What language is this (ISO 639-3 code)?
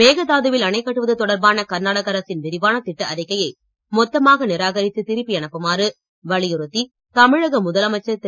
tam